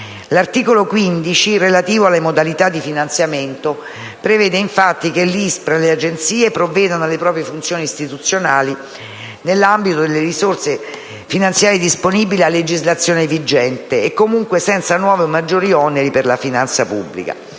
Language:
Italian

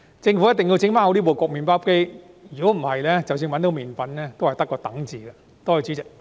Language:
Cantonese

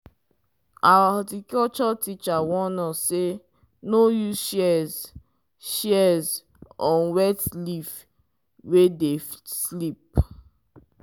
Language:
Nigerian Pidgin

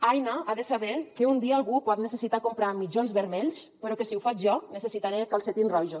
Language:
Catalan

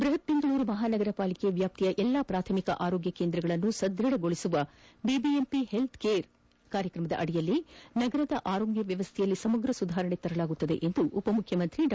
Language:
Kannada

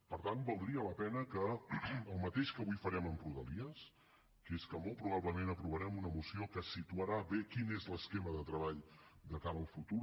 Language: Catalan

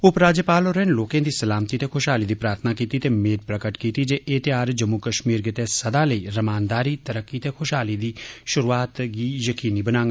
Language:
Dogri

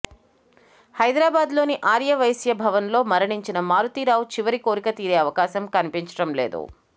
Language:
Telugu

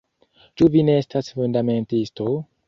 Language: Esperanto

